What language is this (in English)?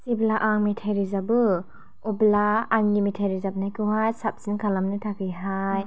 Bodo